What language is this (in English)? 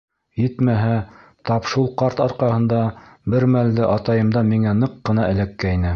Bashkir